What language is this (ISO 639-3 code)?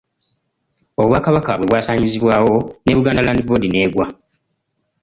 lug